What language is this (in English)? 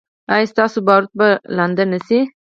Pashto